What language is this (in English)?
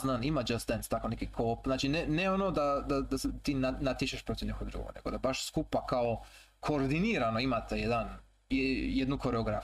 Croatian